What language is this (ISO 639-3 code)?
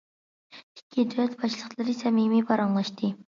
uig